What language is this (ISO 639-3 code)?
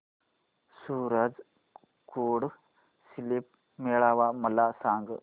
mar